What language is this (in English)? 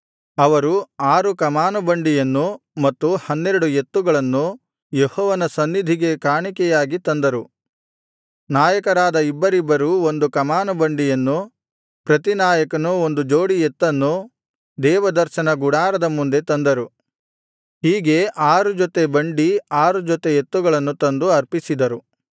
Kannada